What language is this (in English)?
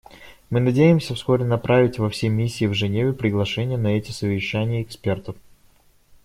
Russian